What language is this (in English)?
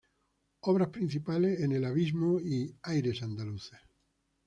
Spanish